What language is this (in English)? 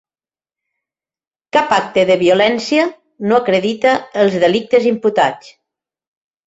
Catalan